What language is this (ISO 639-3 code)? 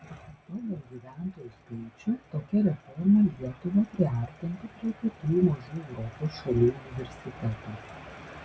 lit